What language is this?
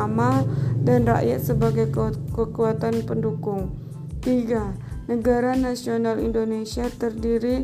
Indonesian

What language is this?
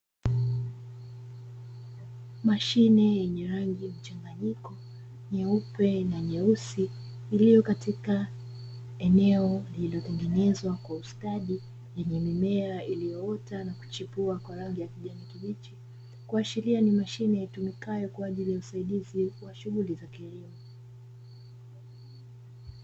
Swahili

